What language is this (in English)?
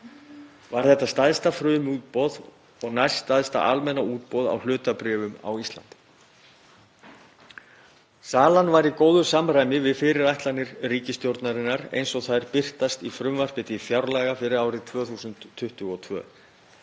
Icelandic